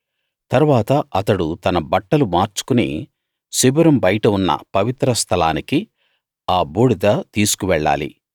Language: Telugu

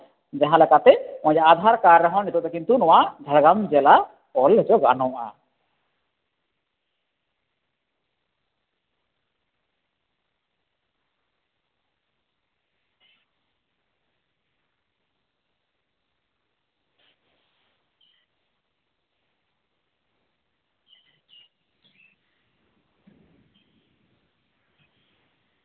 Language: Santali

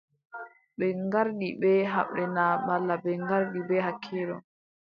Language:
Adamawa Fulfulde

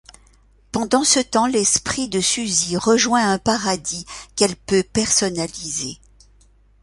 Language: French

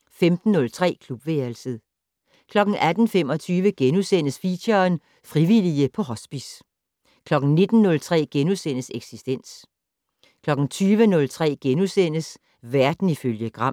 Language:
Danish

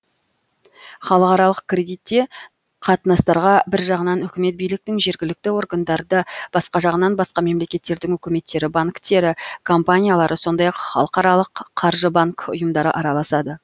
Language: Kazakh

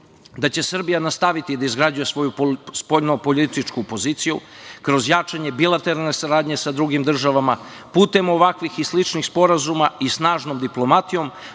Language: Serbian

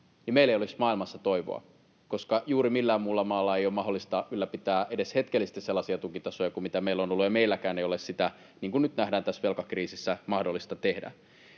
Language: Finnish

